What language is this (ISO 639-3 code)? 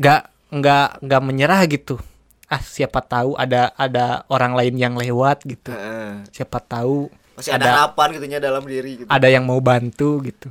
ind